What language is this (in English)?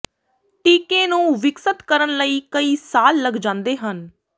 Punjabi